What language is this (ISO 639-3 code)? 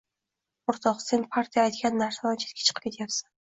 uzb